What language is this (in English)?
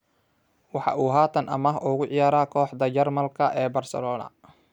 Somali